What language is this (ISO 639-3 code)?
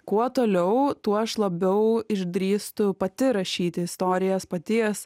lit